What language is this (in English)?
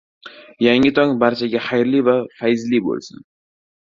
Uzbek